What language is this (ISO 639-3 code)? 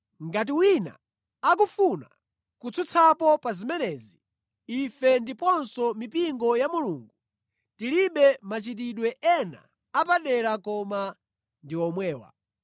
nya